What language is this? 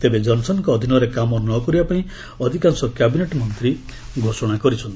Odia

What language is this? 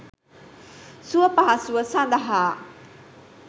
Sinhala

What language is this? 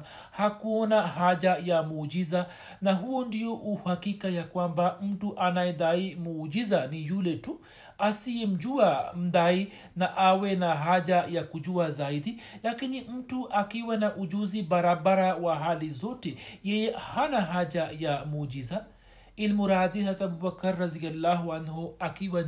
Swahili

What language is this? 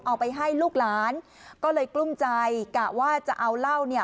Thai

